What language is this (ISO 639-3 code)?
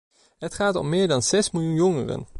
nld